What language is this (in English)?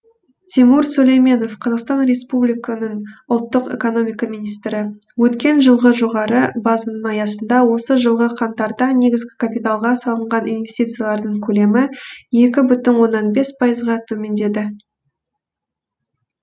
Kazakh